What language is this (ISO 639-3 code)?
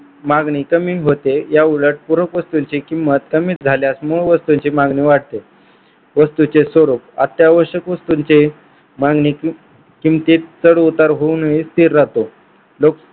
mar